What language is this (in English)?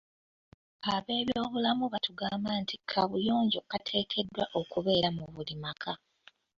Ganda